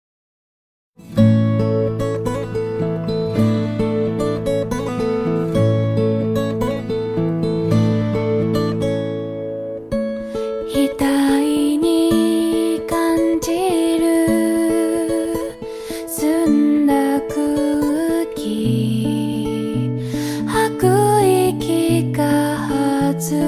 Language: Japanese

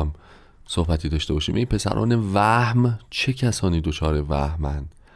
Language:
Persian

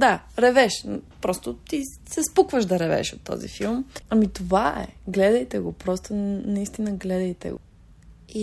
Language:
Bulgarian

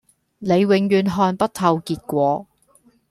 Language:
Cantonese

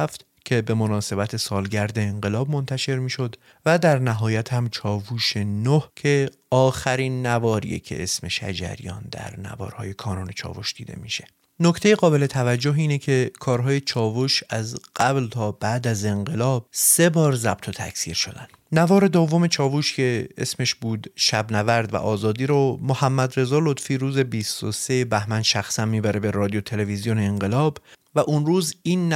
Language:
Persian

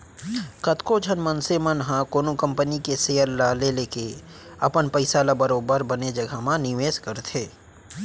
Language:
Chhattisgarhi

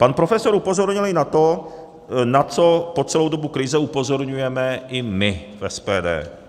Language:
Czech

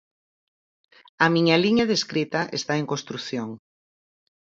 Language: Galician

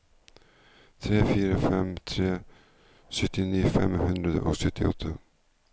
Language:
Norwegian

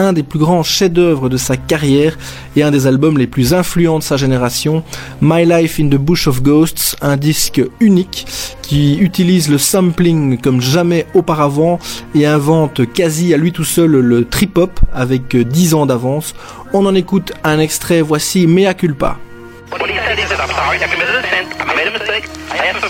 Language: French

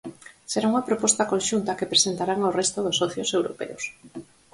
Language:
Galician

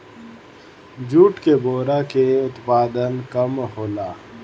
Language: Bhojpuri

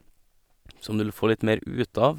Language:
Norwegian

